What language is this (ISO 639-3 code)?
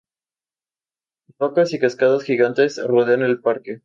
spa